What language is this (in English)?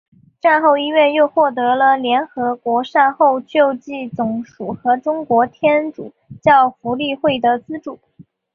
Chinese